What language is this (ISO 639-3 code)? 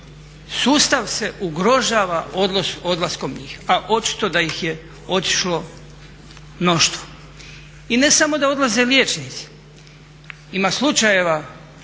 hrv